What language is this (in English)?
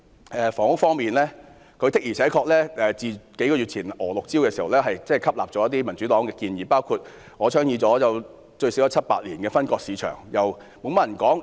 Cantonese